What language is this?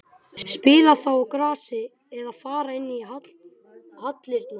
Icelandic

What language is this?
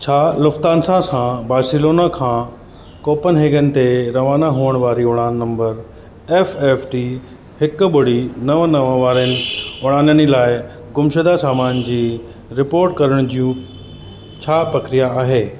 Sindhi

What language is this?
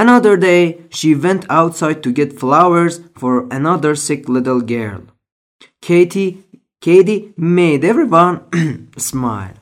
Persian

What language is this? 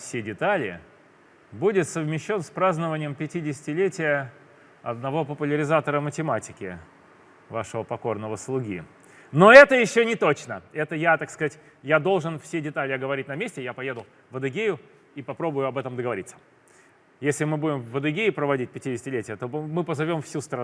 Russian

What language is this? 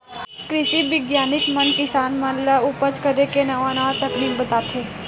Chhattisgarhi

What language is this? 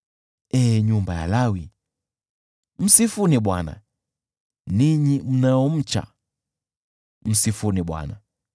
Swahili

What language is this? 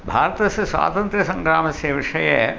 Sanskrit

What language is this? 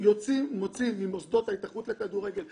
Hebrew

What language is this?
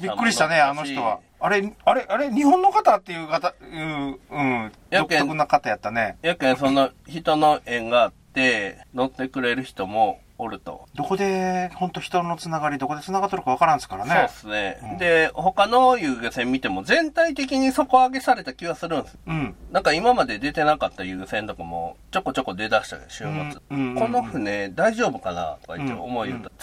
Japanese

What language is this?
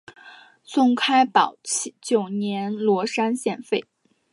Chinese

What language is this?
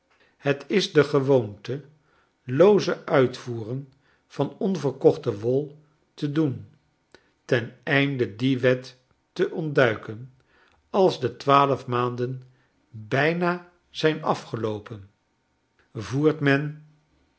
Dutch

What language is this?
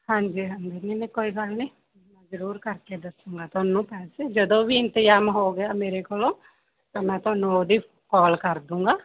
Punjabi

